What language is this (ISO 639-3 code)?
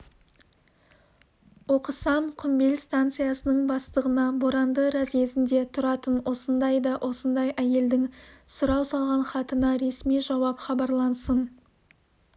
kaz